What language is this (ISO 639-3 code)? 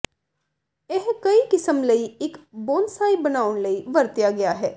pan